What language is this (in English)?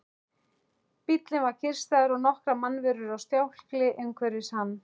Icelandic